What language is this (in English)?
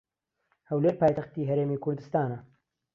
Central Kurdish